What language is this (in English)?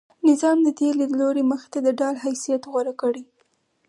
Pashto